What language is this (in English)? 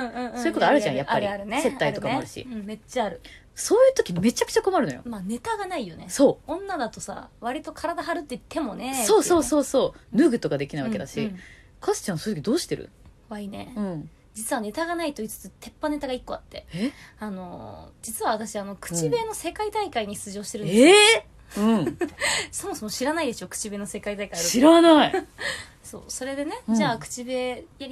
Japanese